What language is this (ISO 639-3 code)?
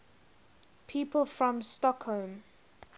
eng